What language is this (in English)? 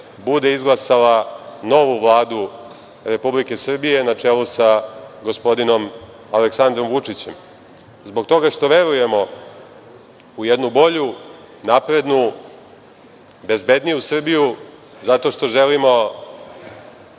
Serbian